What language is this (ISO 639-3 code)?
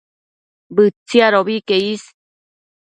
mcf